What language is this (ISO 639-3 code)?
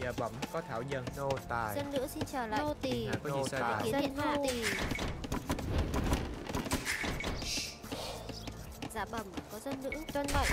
vie